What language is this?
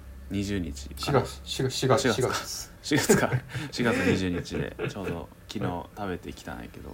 Japanese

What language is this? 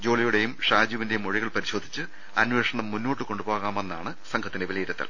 Malayalam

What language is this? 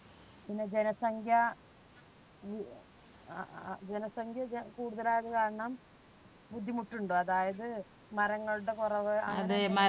Malayalam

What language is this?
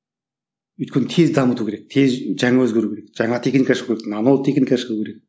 Kazakh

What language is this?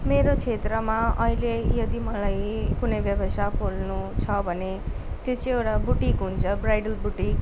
Nepali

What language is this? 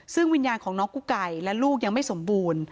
Thai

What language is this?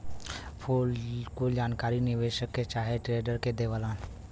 Bhojpuri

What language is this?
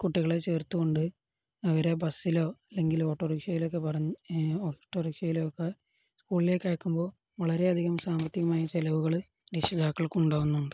Malayalam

